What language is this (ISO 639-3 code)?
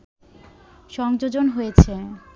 ben